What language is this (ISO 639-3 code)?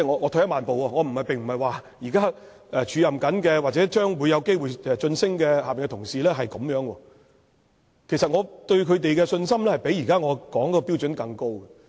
yue